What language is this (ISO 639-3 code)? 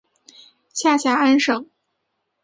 zho